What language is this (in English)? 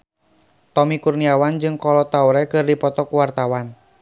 Sundanese